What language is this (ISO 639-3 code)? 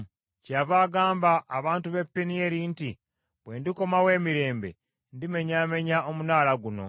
lug